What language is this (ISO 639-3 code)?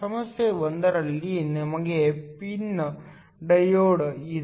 kan